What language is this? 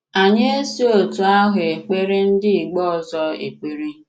Igbo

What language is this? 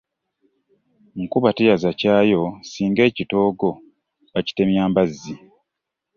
Ganda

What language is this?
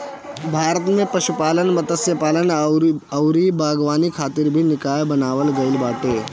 Bhojpuri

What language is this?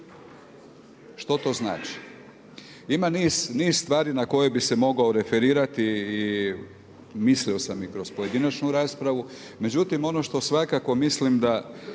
Croatian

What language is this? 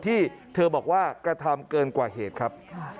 Thai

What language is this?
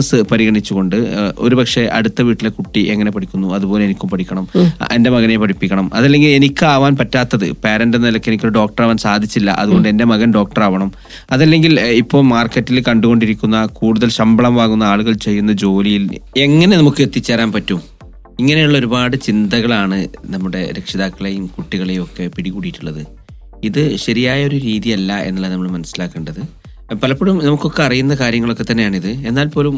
Malayalam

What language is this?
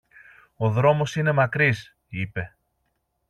Greek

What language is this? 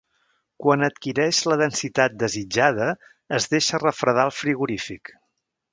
Catalan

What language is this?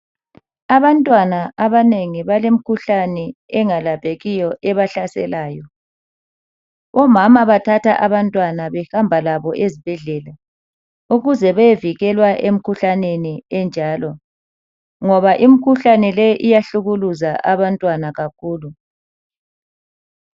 North Ndebele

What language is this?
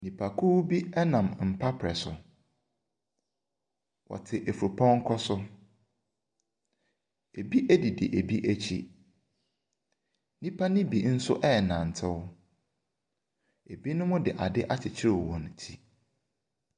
Akan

